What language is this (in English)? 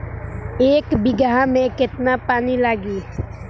Bhojpuri